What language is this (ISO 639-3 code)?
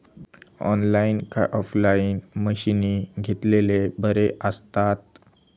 mar